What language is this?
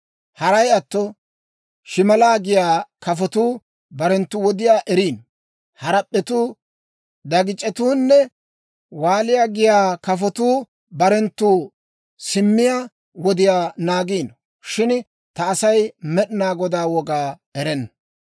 Dawro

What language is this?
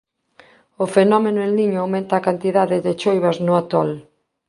Galician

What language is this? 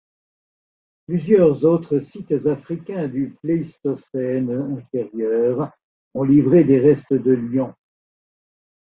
French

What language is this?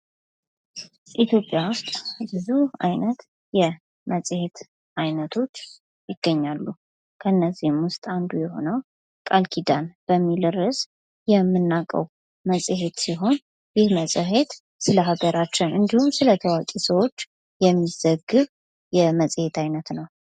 Amharic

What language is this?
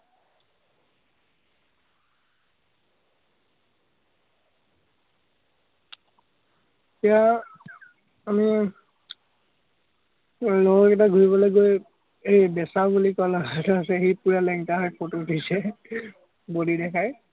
Assamese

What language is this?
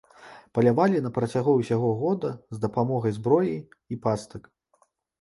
Belarusian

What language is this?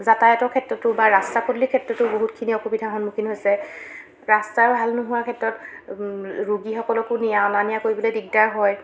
Assamese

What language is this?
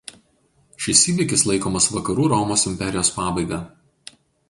Lithuanian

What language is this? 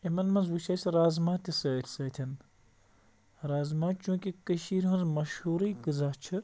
Kashmiri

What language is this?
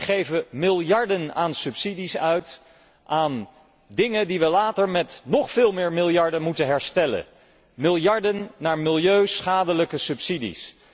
Dutch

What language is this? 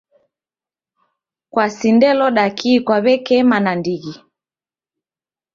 Taita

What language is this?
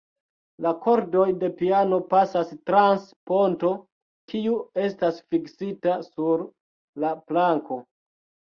Esperanto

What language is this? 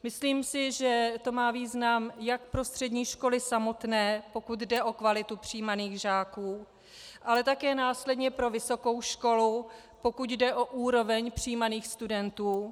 Czech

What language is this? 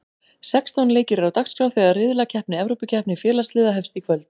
Icelandic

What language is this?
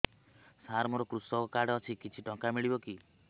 Odia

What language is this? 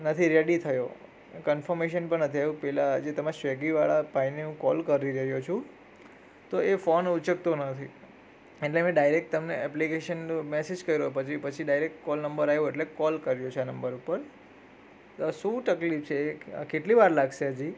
Gujarati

